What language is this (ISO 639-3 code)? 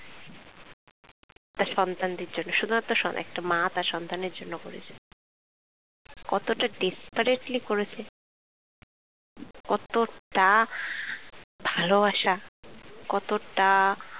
ben